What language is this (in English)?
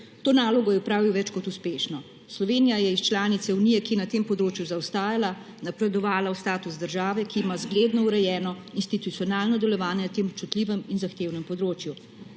Slovenian